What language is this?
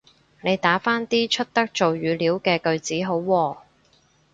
Cantonese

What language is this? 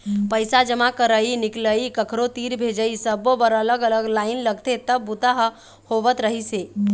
Chhattisgarhi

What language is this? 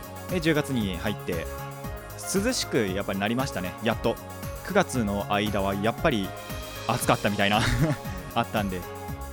Japanese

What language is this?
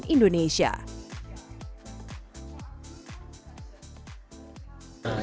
Indonesian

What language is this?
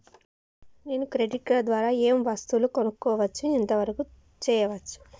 Telugu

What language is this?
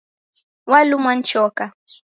Taita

